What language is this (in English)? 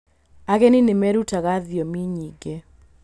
Kikuyu